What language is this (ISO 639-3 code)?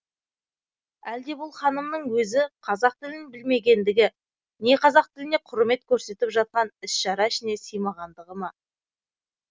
kaz